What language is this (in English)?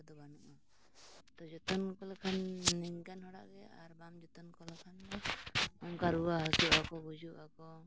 Santali